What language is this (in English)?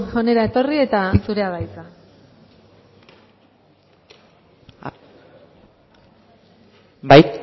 Basque